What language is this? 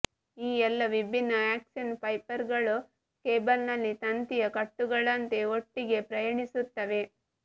Kannada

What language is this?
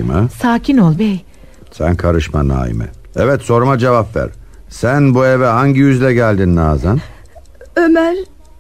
Turkish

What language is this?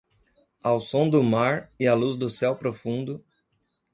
Portuguese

